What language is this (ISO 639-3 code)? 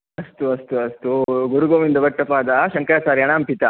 san